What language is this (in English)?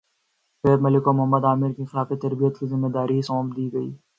Urdu